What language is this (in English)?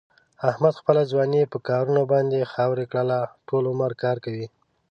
Pashto